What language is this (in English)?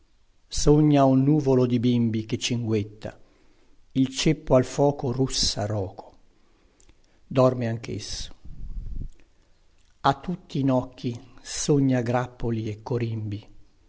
Italian